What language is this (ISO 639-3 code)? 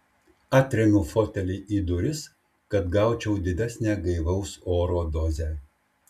lit